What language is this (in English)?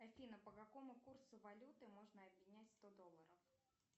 Russian